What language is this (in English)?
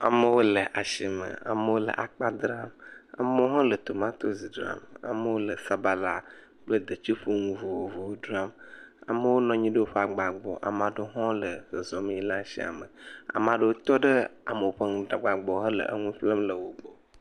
Ewe